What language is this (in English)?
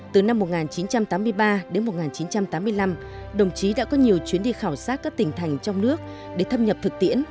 Vietnamese